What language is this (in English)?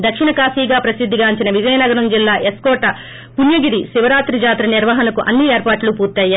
Telugu